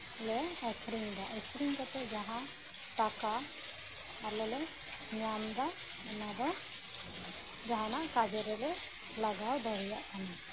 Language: Santali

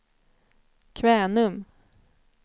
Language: Swedish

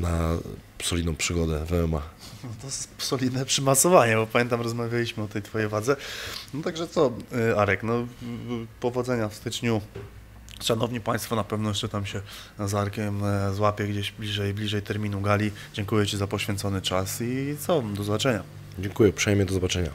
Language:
Polish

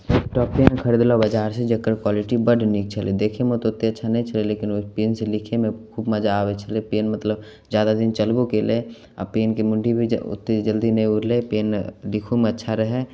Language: Maithili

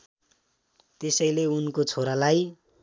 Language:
Nepali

